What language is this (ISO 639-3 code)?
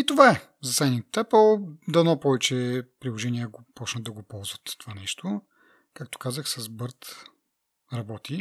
bul